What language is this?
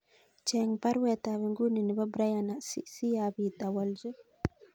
Kalenjin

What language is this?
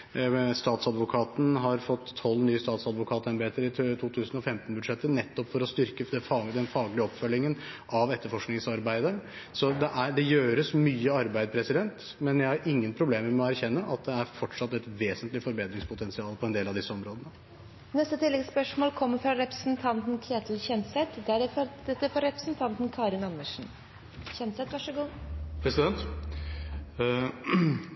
Norwegian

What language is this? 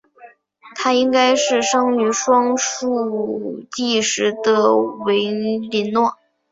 Chinese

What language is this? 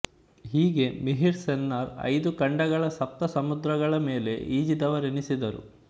Kannada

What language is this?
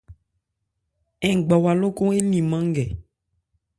Ebrié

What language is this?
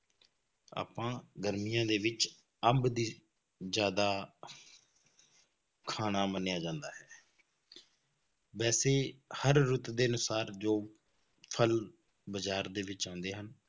Punjabi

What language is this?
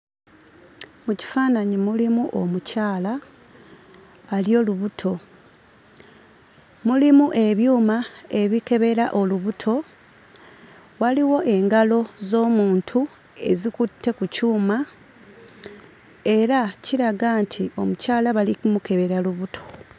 Ganda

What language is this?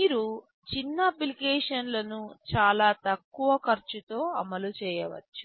Telugu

